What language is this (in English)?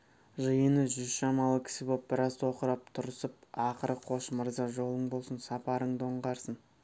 Kazakh